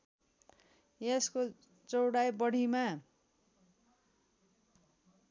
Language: Nepali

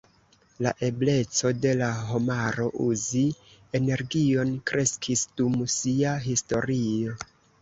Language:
Esperanto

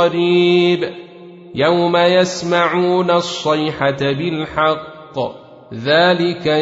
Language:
Arabic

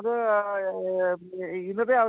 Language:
Malayalam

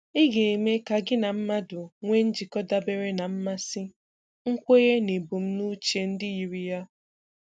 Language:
Igbo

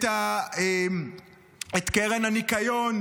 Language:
Hebrew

